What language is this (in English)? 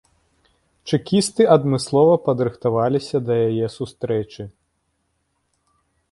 Belarusian